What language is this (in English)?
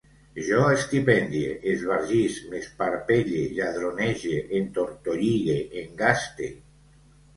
Catalan